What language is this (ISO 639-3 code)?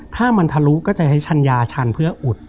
tha